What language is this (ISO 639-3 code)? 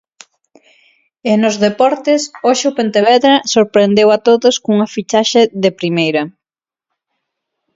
glg